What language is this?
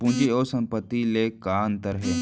Chhattisgarhi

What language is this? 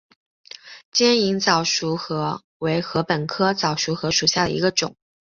Chinese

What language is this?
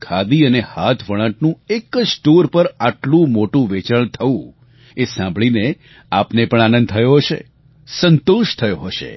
Gujarati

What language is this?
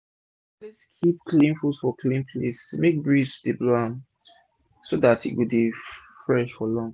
Nigerian Pidgin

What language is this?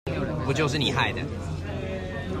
Chinese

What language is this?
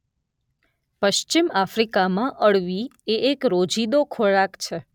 Gujarati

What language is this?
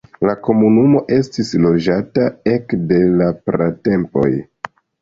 Esperanto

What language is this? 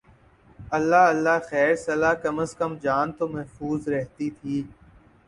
Urdu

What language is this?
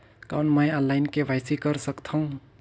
Chhattisgarhi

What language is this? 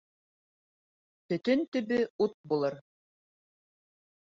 Bashkir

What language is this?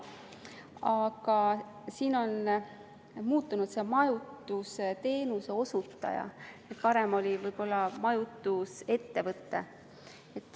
Estonian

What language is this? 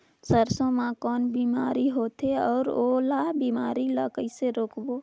Chhattisgarhi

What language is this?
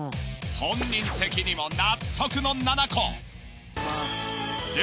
Japanese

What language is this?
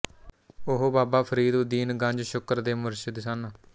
Punjabi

